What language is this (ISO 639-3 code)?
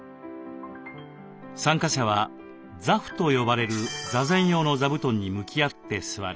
jpn